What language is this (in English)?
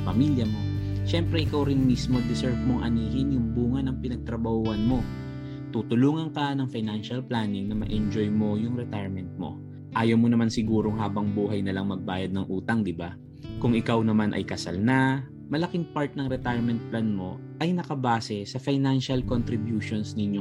Filipino